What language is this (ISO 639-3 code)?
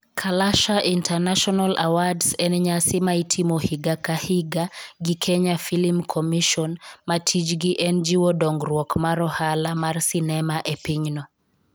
luo